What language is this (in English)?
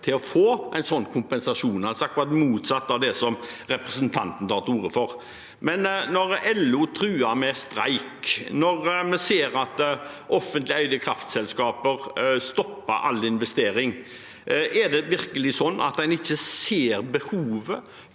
Norwegian